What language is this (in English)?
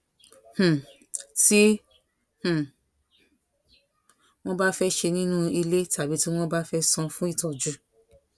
Yoruba